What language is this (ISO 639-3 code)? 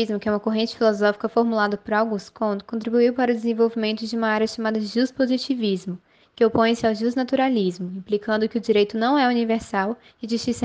por